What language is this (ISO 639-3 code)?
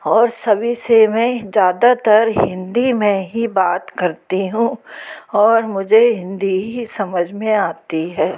hin